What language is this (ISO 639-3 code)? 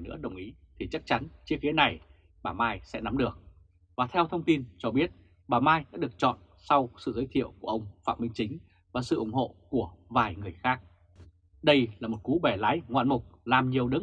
vie